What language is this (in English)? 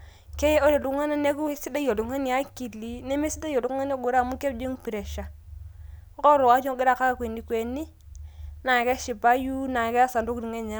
Masai